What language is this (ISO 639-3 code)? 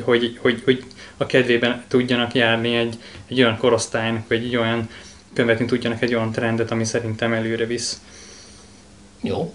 hun